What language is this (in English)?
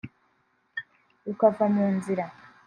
Kinyarwanda